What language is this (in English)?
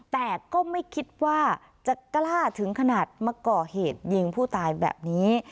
Thai